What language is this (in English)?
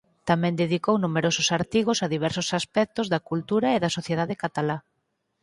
Galician